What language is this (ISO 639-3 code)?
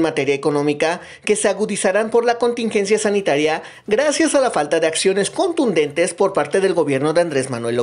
spa